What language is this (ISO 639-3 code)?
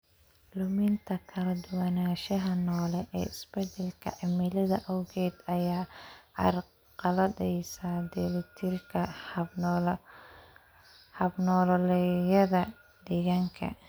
som